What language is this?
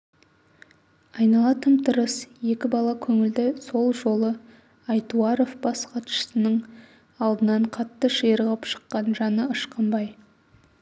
Kazakh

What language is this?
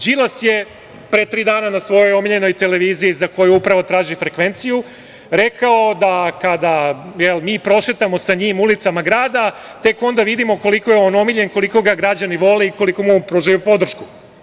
Serbian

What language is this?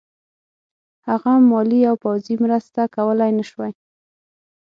Pashto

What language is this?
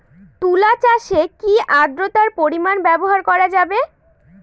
Bangla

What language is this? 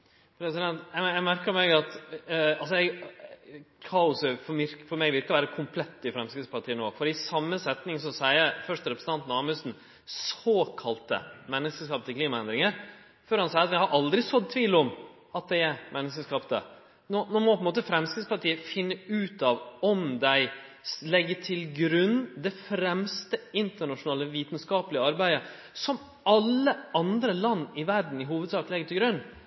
Norwegian Nynorsk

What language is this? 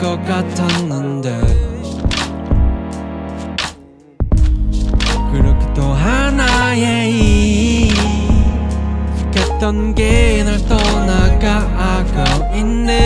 Korean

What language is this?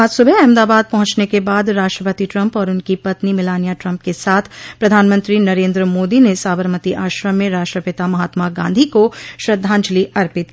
Hindi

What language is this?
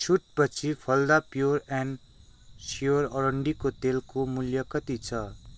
Nepali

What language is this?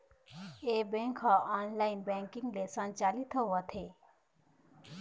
Chhattisgarhi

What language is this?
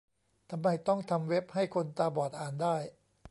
Thai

